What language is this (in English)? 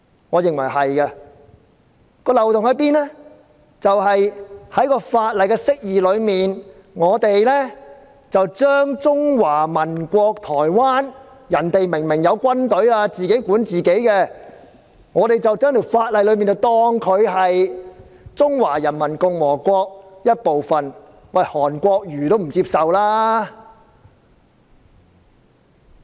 Cantonese